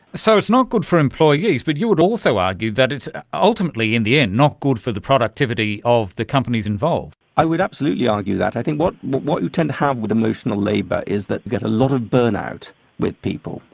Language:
English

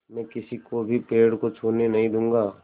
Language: Hindi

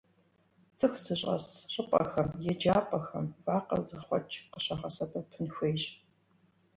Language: Kabardian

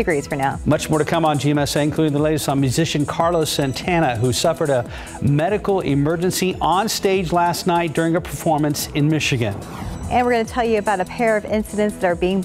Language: English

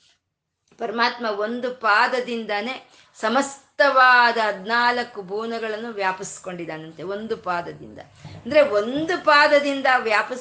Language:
Kannada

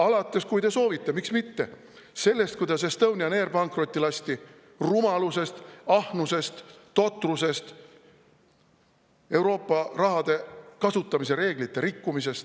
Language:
Estonian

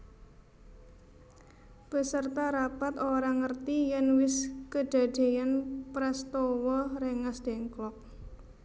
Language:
Javanese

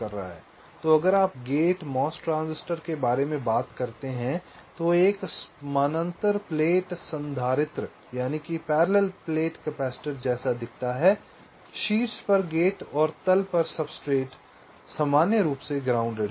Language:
Hindi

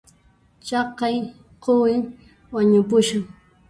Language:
Puno Quechua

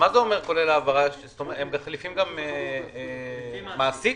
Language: Hebrew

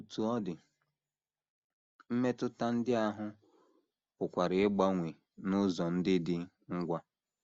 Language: Igbo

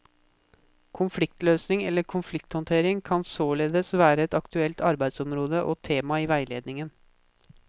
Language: Norwegian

